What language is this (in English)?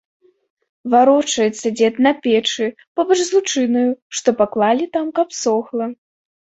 Belarusian